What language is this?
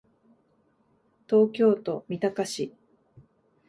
Japanese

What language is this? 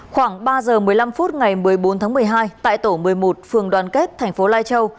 Vietnamese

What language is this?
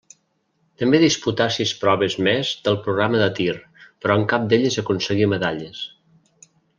Catalan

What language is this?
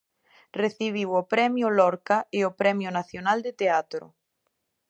Galician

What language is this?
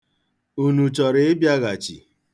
Igbo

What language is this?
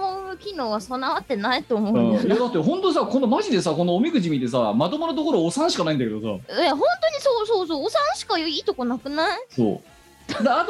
Japanese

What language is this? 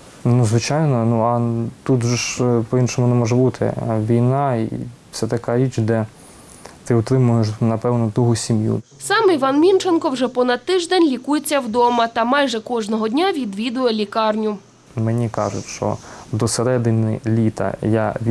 Ukrainian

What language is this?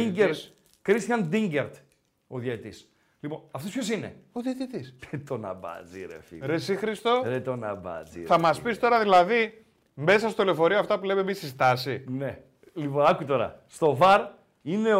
Greek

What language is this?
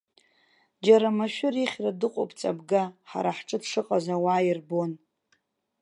Abkhazian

